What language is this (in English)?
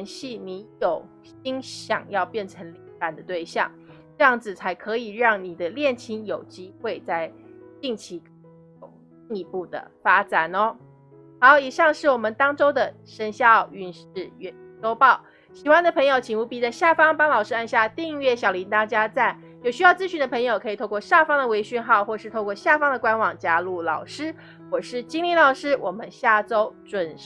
Chinese